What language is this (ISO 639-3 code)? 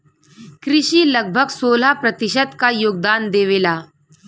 bho